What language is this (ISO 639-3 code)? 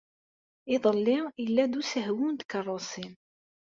kab